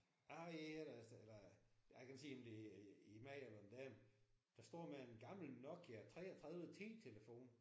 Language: Danish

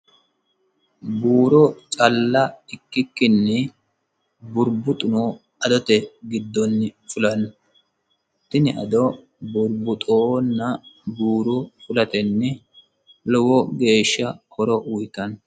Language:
Sidamo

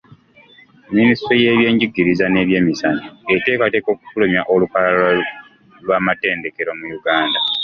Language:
Ganda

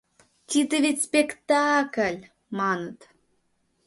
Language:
Mari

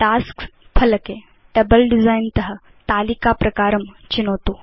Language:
Sanskrit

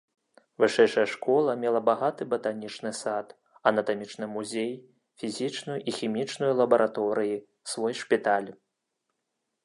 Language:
Belarusian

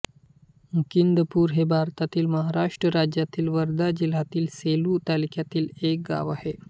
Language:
Marathi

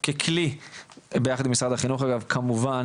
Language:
Hebrew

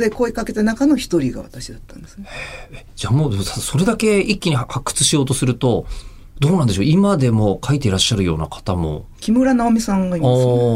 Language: Japanese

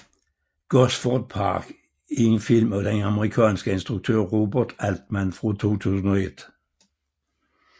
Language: Danish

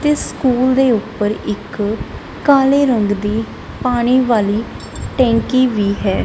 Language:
Punjabi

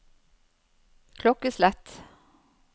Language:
Norwegian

